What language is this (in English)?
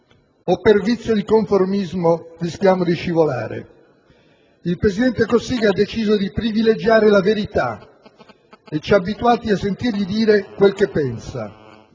Italian